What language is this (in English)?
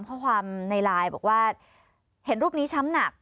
Thai